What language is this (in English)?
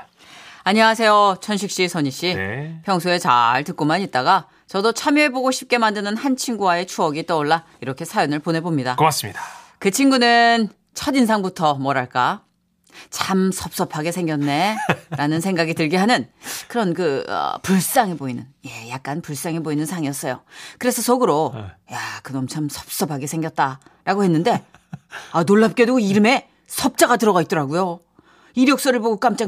Korean